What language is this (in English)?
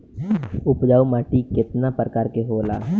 Bhojpuri